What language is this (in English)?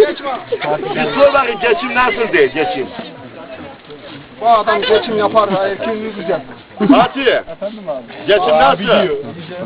Turkish